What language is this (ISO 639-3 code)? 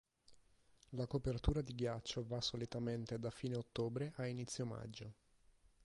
ita